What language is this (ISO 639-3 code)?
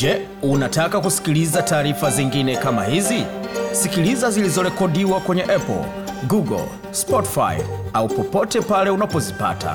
swa